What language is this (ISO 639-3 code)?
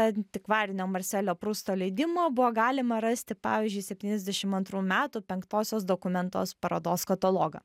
lit